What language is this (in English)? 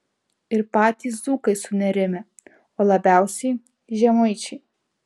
Lithuanian